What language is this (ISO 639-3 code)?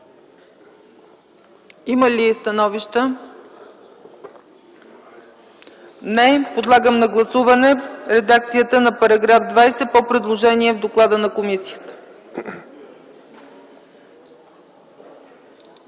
bul